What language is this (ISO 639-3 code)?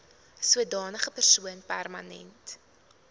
afr